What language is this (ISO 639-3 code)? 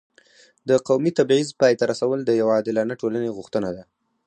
pus